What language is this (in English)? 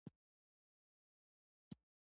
Pashto